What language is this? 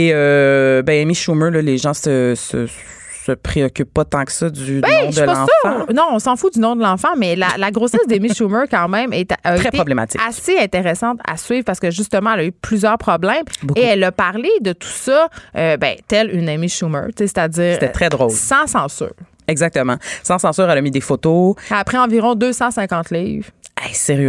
French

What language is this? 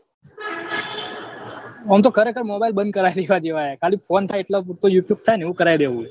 Gujarati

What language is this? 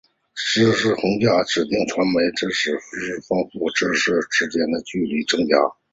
Chinese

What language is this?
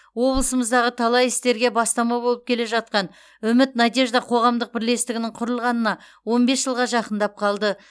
Kazakh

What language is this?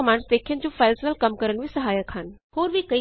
Punjabi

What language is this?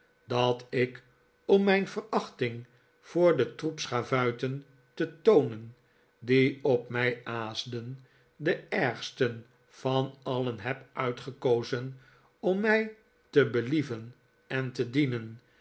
Dutch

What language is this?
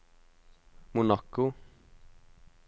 Norwegian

